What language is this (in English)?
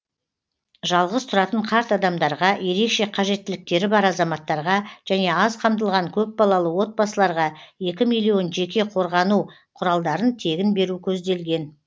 Kazakh